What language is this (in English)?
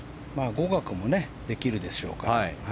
Japanese